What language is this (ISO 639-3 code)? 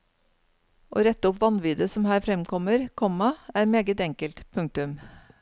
nor